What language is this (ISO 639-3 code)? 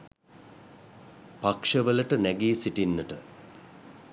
sin